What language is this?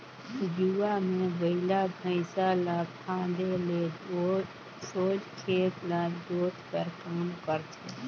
Chhattisgarhi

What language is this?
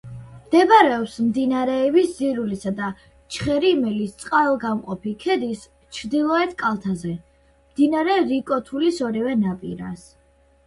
Georgian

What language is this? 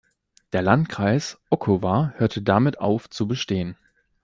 German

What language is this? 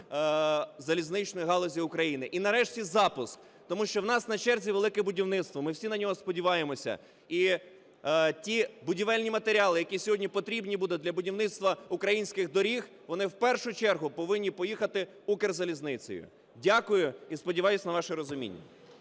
Ukrainian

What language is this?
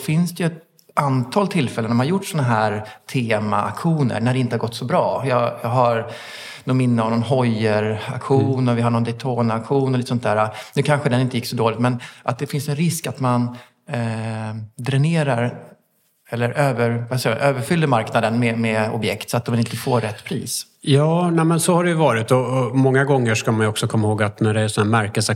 Swedish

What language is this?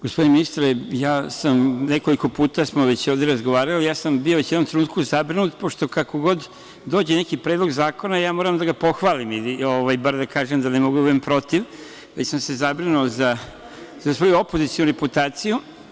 Serbian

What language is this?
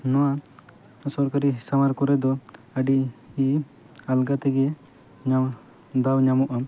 Santali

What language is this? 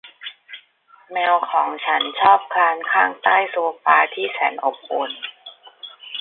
Thai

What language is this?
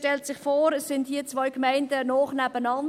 Swiss German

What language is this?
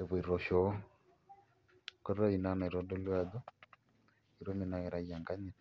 Masai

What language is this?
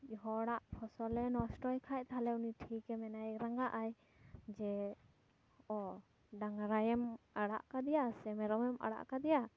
Santali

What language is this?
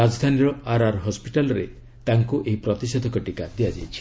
Odia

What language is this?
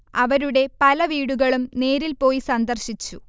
Malayalam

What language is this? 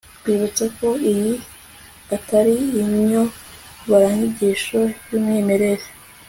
Kinyarwanda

